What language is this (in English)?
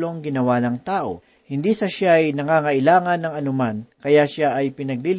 Filipino